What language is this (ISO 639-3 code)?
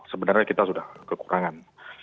ind